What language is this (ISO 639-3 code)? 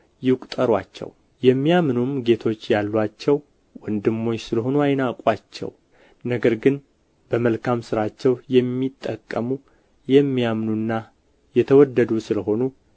amh